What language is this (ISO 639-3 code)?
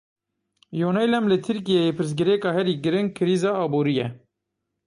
kur